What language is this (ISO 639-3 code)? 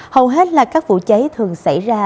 vie